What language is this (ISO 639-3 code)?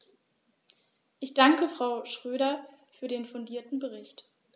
deu